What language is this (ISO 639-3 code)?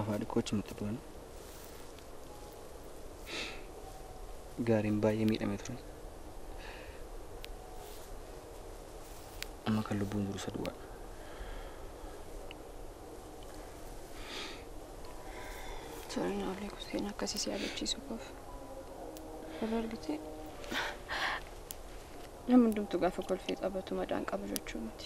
ara